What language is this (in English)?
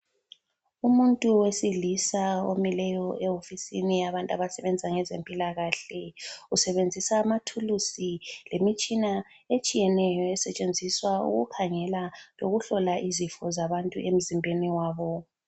North Ndebele